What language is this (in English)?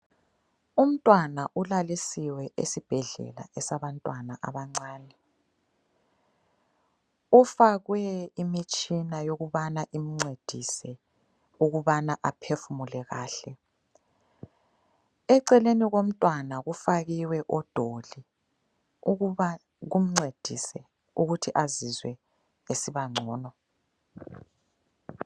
North Ndebele